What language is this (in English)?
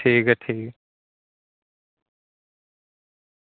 Dogri